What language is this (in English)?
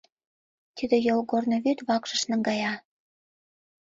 Mari